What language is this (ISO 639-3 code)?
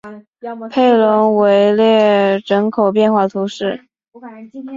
zho